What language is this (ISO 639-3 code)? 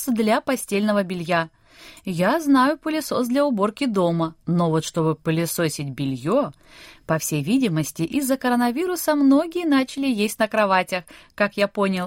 rus